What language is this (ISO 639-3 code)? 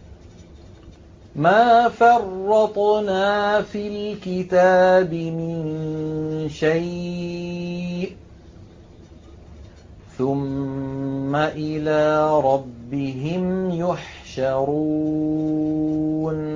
ara